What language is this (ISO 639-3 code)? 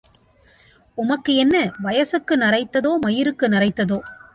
tam